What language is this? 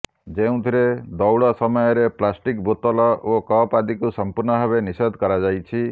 Odia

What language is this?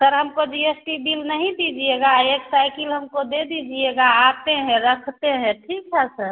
Hindi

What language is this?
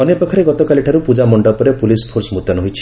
Odia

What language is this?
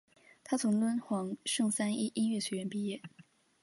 Chinese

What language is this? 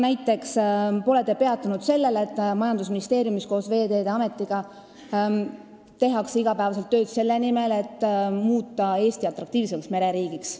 Estonian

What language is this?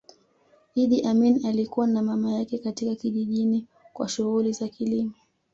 Swahili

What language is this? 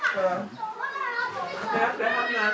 Wolof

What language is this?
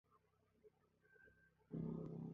Japanese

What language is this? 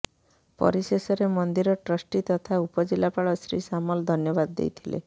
Odia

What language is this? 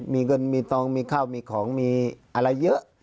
Thai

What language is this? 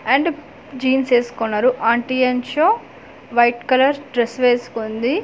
Telugu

